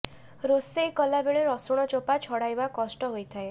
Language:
Odia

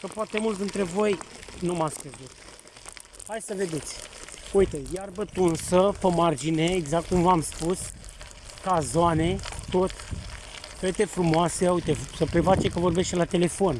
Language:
Romanian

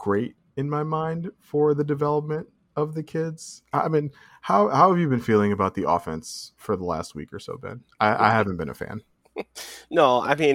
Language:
English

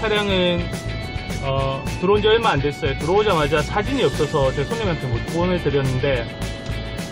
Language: Korean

